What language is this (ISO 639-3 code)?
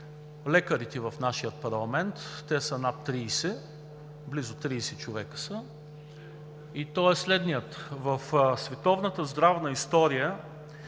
bul